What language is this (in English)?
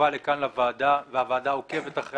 Hebrew